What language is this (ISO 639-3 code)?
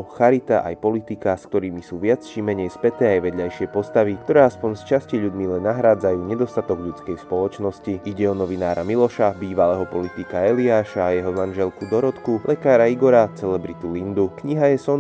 slk